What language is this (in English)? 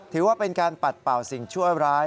Thai